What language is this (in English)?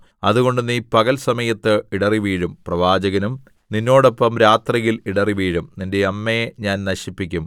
Malayalam